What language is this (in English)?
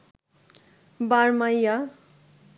Bangla